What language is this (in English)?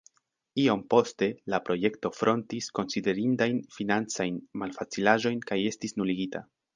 Esperanto